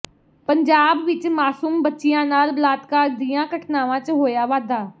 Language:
Punjabi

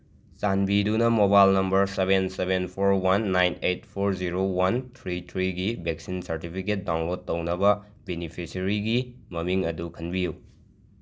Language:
Manipuri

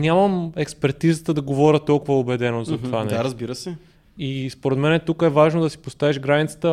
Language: Bulgarian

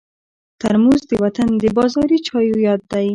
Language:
Pashto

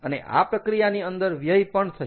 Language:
Gujarati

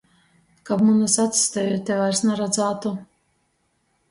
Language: Latgalian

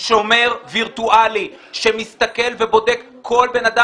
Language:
Hebrew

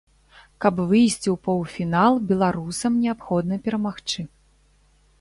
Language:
Belarusian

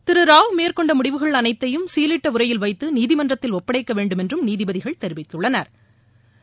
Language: Tamil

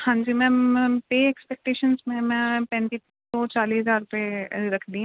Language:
Punjabi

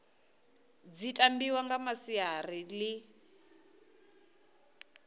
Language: Venda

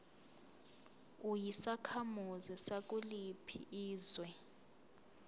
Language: Zulu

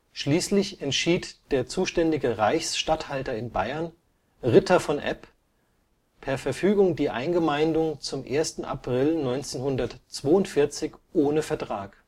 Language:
German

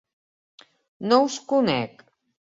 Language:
Catalan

